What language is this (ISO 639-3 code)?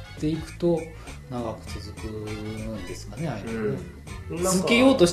jpn